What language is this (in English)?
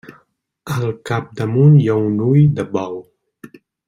Catalan